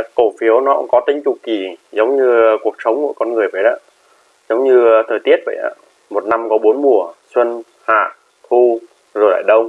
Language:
Vietnamese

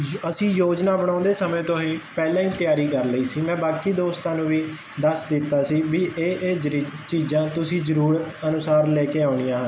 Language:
Punjabi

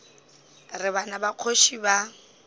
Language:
Northern Sotho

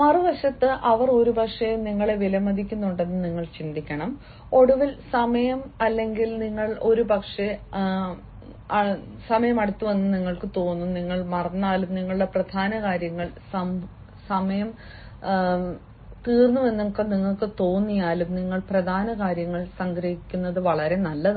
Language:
Malayalam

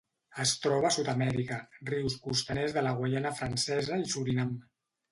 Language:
Catalan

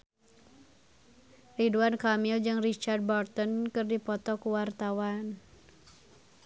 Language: Sundanese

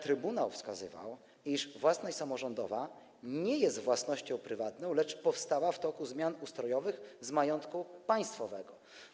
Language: Polish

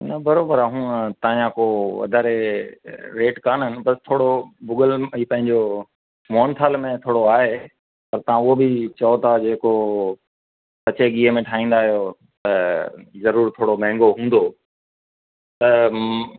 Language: Sindhi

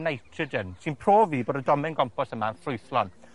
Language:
Welsh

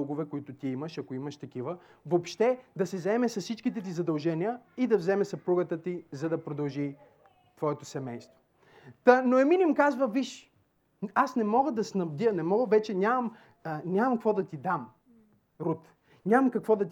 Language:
Bulgarian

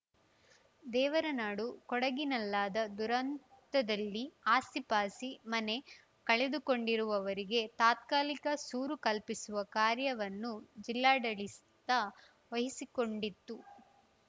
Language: Kannada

